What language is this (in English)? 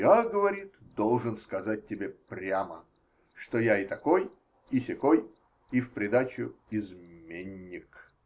Russian